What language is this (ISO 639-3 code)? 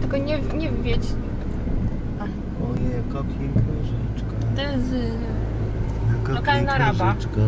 pol